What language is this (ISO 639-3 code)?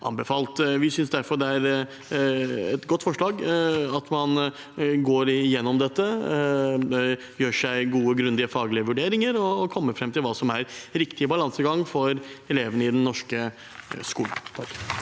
nor